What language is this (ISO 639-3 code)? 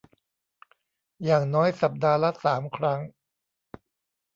tha